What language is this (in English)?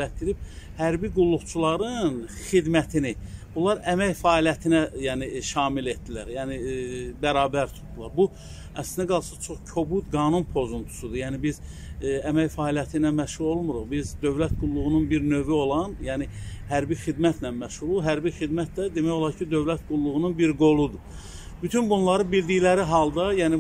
Turkish